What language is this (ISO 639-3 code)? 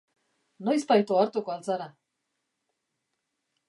eus